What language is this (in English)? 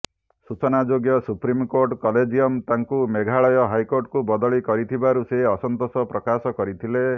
Odia